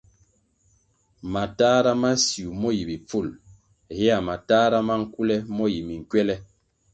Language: Kwasio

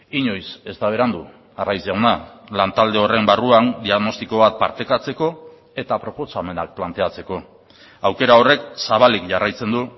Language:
Basque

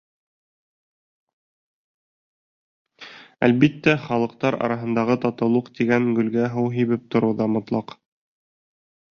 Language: Bashkir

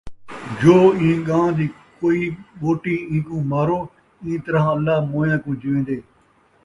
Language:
Saraiki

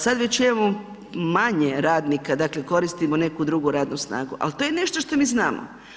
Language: Croatian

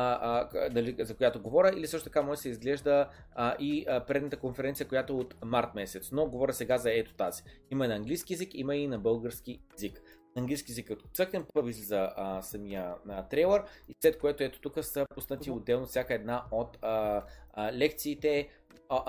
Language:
Bulgarian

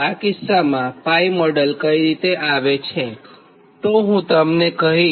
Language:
Gujarati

